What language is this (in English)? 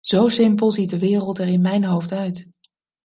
Dutch